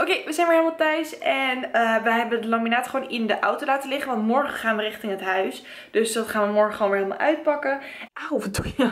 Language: Dutch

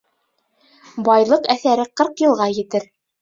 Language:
Bashkir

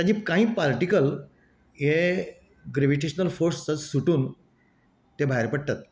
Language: Konkani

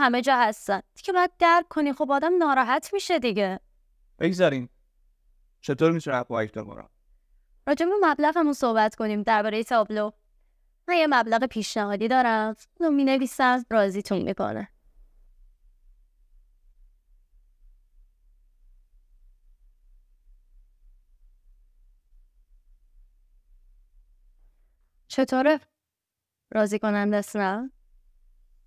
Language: Persian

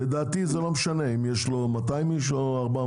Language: Hebrew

